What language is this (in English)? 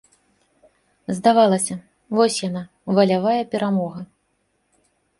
Belarusian